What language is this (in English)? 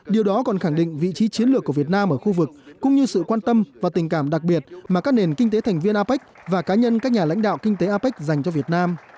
Vietnamese